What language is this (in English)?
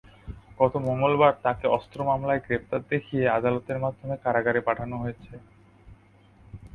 Bangla